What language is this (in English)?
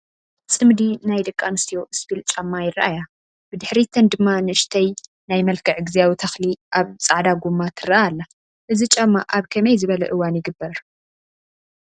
Tigrinya